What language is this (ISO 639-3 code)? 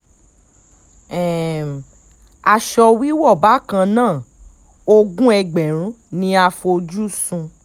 yor